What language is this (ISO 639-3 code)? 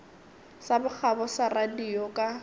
nso